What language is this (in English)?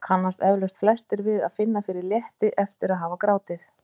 Icelandic